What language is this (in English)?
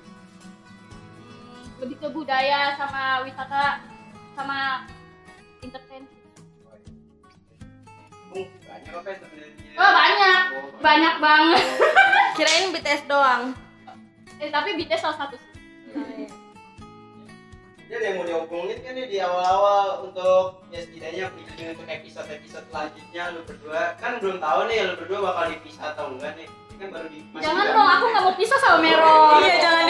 Indonesian